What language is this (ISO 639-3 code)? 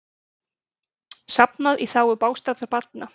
isl